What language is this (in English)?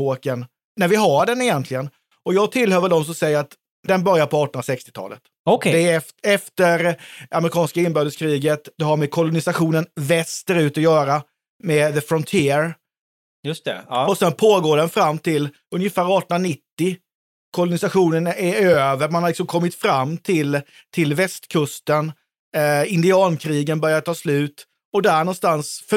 Swedish